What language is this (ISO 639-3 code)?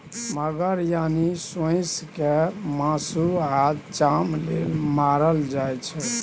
mai